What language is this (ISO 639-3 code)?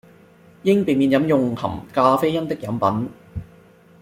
yue